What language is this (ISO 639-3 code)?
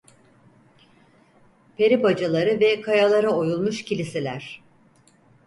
tur